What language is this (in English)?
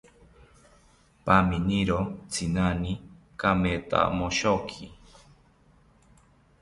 South Ucayali Ashéninka